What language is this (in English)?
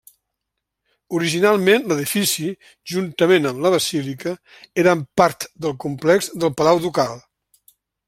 Catalan